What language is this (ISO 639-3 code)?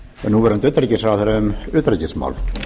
isl